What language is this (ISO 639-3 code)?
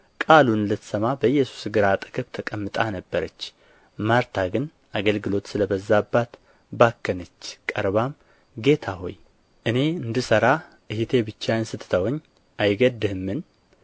amh